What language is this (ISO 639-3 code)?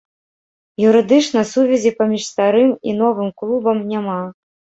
bel